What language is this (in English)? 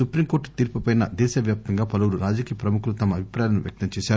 Telugu